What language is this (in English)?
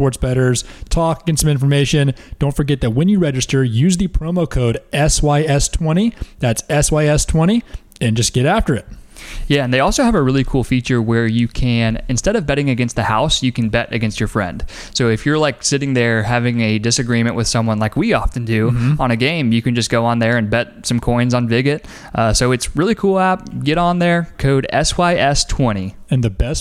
English